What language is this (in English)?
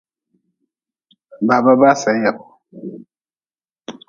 Nawdm